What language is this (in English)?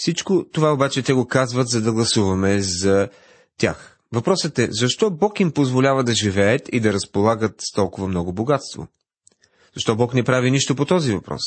Bulgarian